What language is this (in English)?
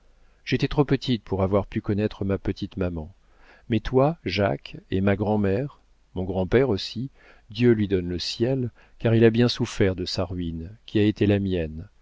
French